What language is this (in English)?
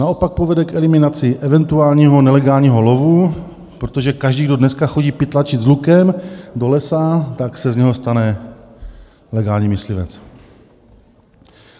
Czech